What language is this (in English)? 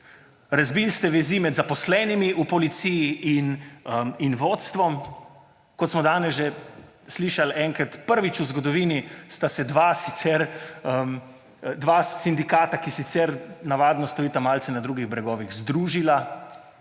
Slovenian